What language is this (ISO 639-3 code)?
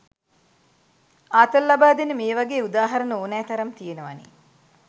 sin